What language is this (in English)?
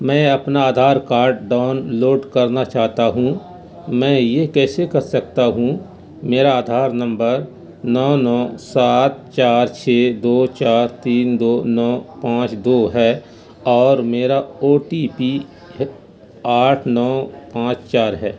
Urdu